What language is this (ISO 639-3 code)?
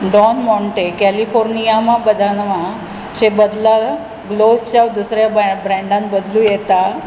kok